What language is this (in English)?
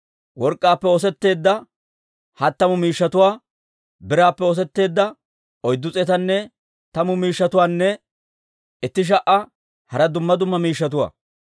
Dawro